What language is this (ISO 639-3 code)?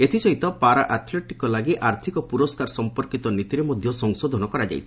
ori